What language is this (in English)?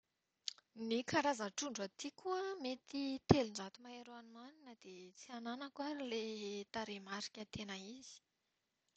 Malagasy